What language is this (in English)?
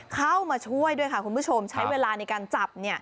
Thai